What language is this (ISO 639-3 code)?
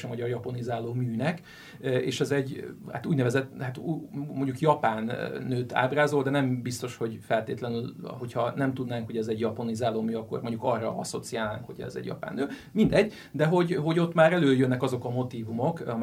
hun